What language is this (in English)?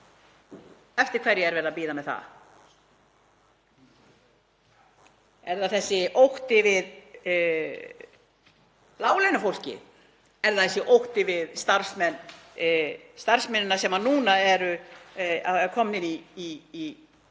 Icelandic